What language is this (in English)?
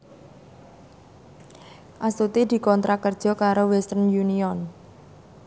Javanese